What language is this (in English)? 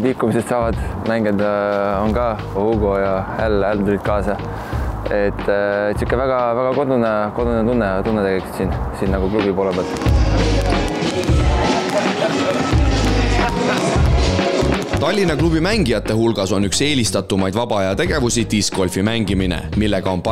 Italian